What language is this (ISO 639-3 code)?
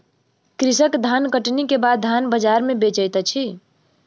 mai